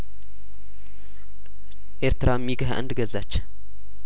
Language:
Amharic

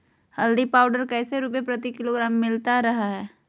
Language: Magahi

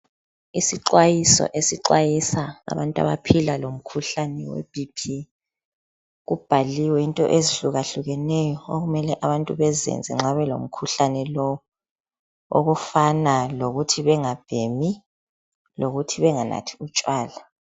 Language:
North Ndebele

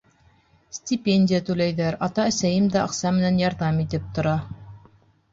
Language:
Bashkir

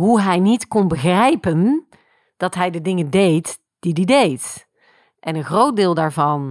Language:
Dutch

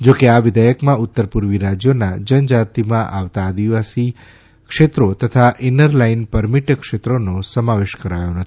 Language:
Gujarati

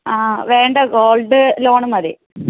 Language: Malayalam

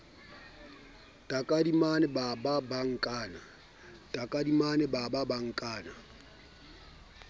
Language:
Southern Sotho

